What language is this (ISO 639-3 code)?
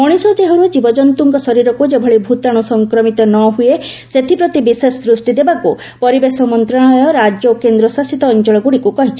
ori